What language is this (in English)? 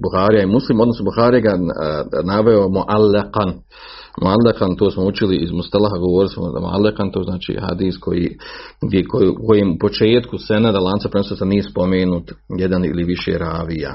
Croatian